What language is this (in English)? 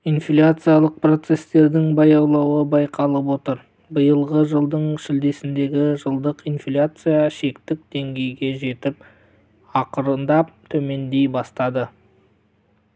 Kazakh